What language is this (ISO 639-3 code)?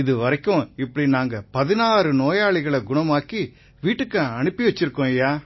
tam